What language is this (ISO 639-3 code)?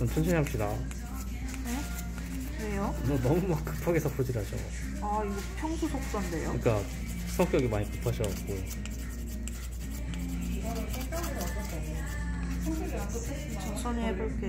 kor